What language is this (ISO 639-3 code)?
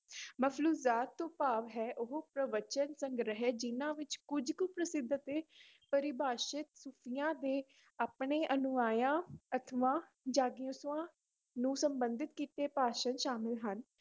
pan